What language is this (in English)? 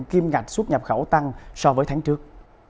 Vietnamese